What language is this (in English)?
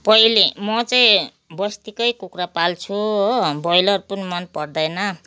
Nepali